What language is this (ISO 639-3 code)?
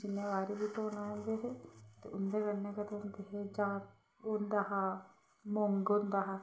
doi